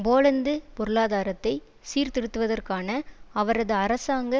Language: Tamil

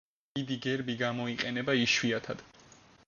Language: Georgian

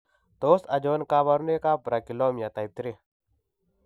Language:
Kalenjin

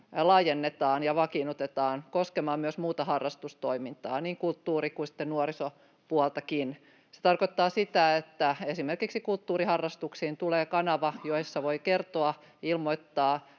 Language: Finnish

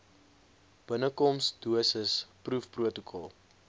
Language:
Afrikaans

